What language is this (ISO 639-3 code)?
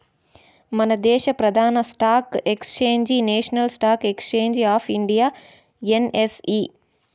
tel